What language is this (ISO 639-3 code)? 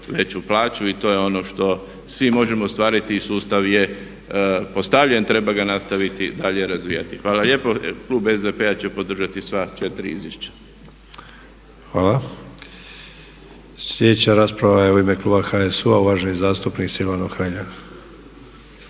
hrv